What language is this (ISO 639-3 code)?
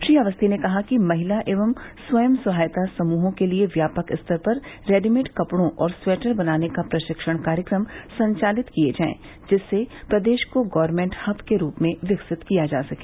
hin